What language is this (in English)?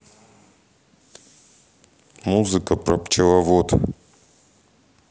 Russian